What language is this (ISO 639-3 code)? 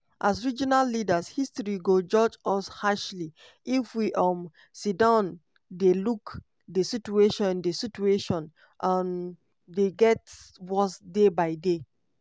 pcm